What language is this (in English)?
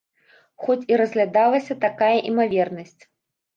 Belarusian